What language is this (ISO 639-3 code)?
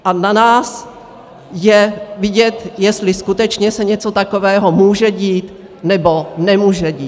ces